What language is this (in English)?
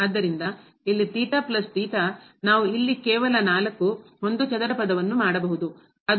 Kannada